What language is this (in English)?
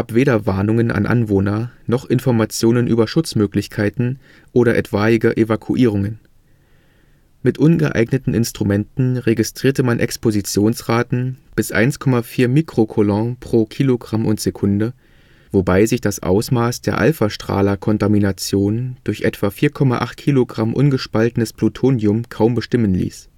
German